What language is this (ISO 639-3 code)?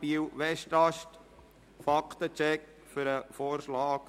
gsw